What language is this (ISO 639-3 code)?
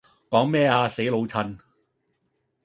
yue